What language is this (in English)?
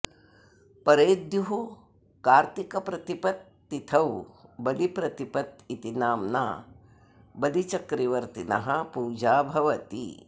Sanskrit